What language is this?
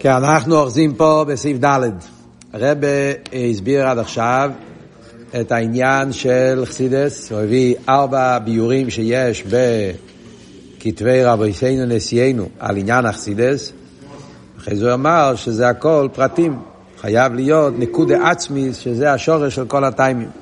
Hebrew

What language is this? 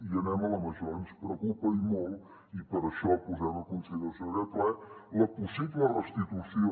Catalan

